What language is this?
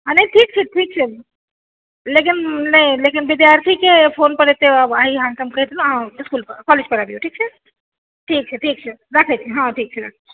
Maithili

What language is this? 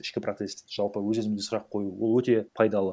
Kazakh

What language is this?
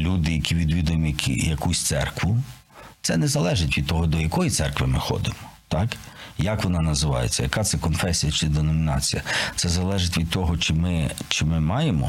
Ukrainian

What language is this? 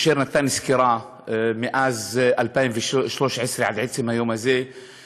Hebrew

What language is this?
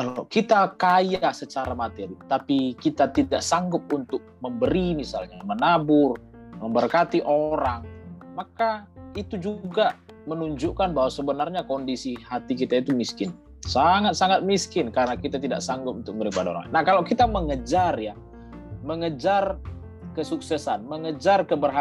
Indonesian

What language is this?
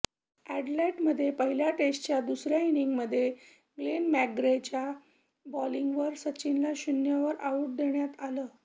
Marathi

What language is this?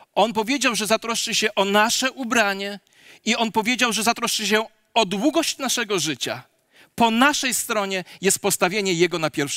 Polish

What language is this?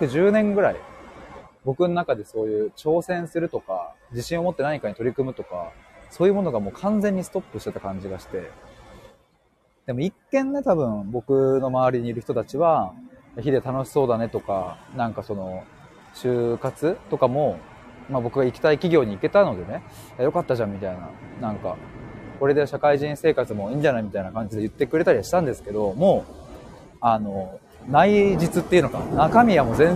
Japanese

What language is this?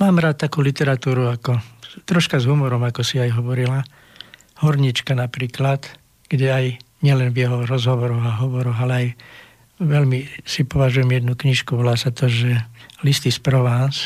Slovak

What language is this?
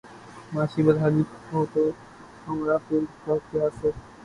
Urdu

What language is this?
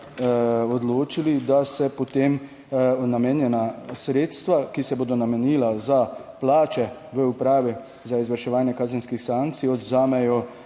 Slovenian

